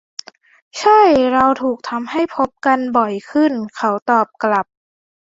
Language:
Thai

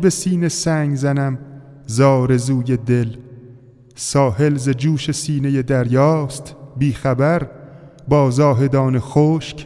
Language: Persian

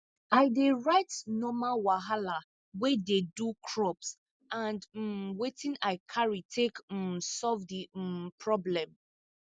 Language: Nigerian Pidgin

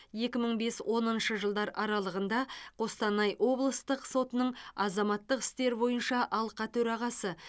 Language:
Kazakh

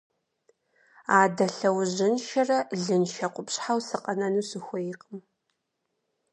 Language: Kabardian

